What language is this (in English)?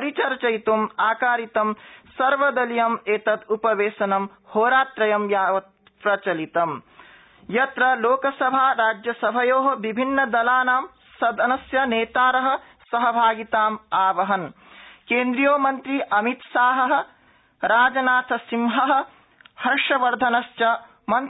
Sanskrit